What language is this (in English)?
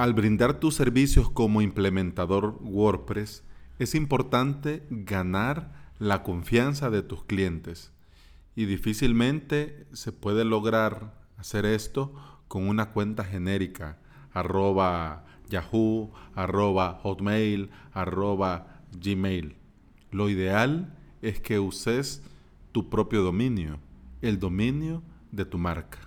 Spanish